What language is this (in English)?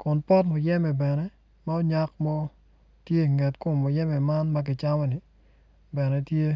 Acoli